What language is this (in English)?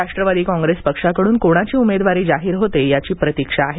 Marathi